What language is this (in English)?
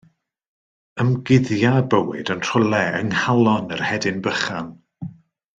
Welsh